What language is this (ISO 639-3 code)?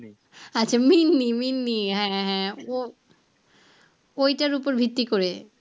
ben